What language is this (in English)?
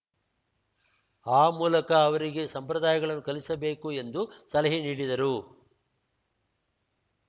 Kannada